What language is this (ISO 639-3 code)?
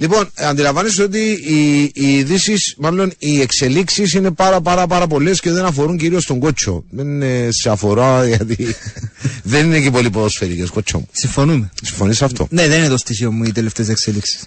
ell